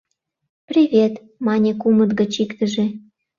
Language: Mari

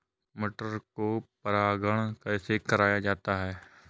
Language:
Hindi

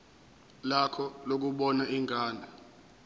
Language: Zulu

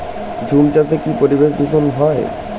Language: Bangla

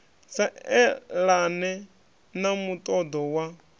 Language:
Venda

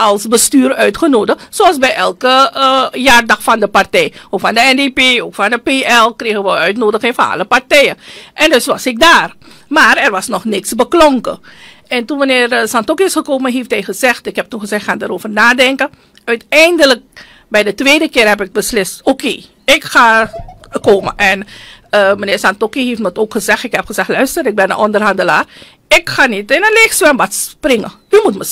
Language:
Dutch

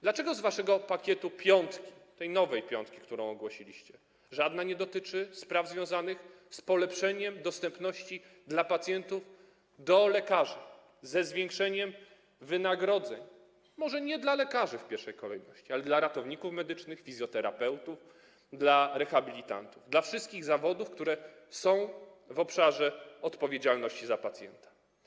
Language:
Polish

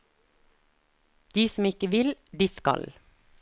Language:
Norwegian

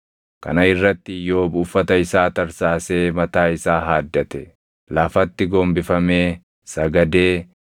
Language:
Oromo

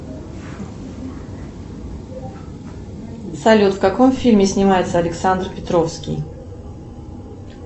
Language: Russian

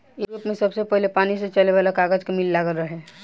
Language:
Bhojpuri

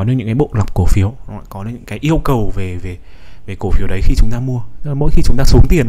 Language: Vietnamese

